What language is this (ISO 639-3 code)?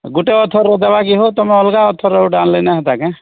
ori